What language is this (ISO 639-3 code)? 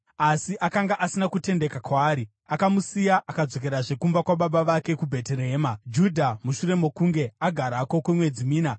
sna